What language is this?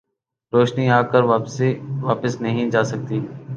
Urdu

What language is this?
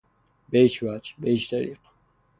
Persian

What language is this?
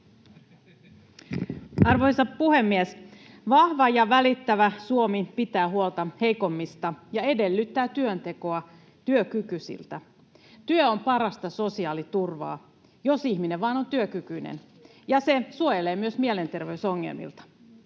Finnish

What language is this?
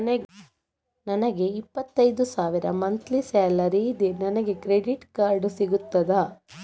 Kannada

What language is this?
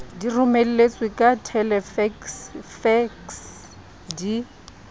Southern Sotho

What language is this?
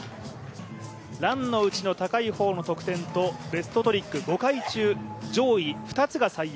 Japanese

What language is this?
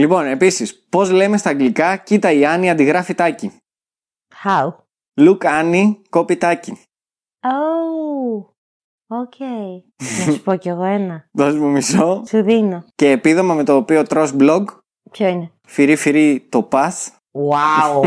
Greek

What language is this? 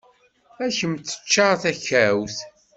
Kabyle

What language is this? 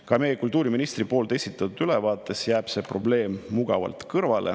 Estonian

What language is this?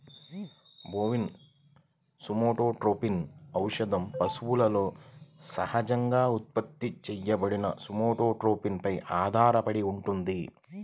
Telugu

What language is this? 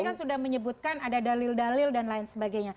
Indonesian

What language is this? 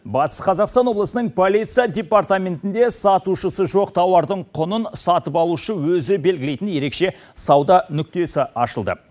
Kazakh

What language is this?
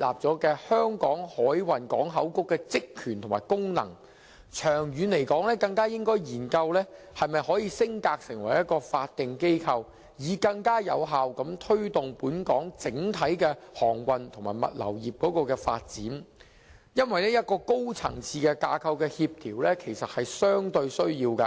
Cantonese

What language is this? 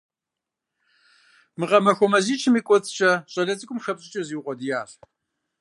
Kabardian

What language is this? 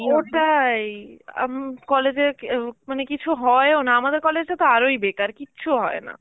Bangla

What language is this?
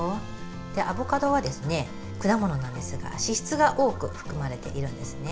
Japanese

